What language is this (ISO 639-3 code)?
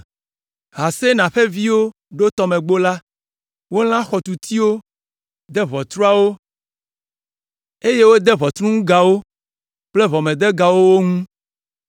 ewe